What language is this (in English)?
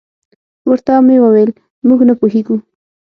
Pashto